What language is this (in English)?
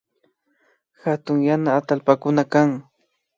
Imbabura Highland Quichua